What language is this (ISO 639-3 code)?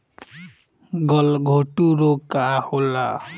bho